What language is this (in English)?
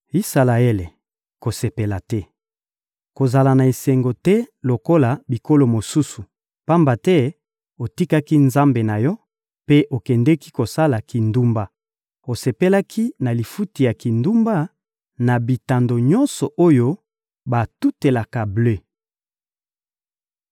Lingala